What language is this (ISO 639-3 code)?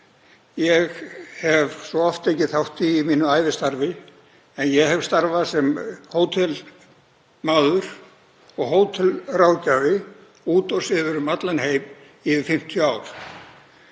isl